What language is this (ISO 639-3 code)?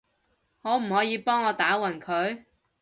yue